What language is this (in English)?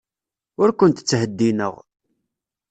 Kabyle